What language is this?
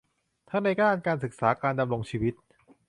Thai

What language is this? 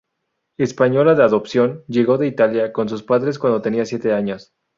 Spanish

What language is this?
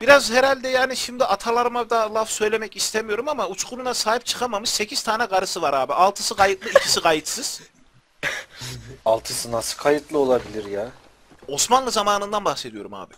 Turkish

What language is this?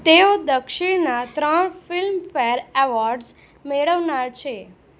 Gujarati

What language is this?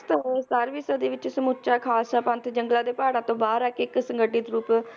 Punjabi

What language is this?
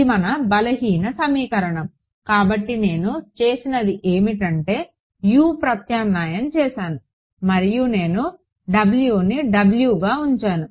Telugu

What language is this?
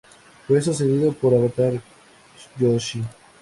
Spanish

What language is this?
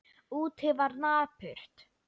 Icelandic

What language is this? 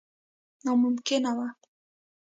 Pashto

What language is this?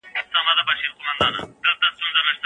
Pashto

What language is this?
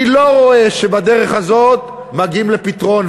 Hebrew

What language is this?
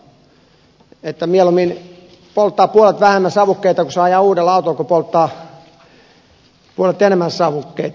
Finnish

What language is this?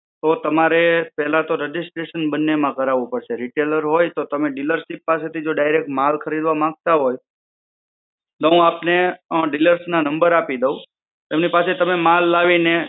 Gujarati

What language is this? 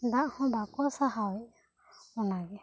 Santali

